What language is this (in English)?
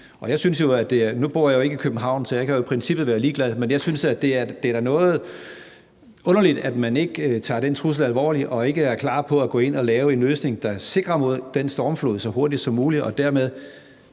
Danish